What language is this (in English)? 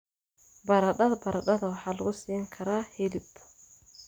Somali